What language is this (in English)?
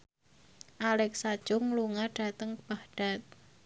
Javanese